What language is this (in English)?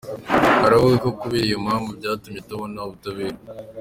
Kinyarwanda